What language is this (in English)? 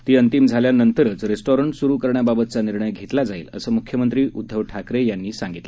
Marathi